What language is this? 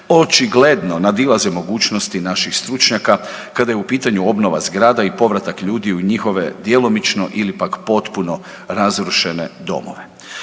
Croatian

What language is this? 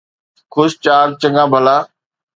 Sindhi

